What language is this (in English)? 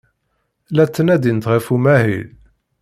Kabyle